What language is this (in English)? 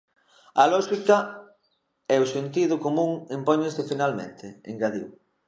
Galician